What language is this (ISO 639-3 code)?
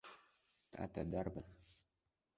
abk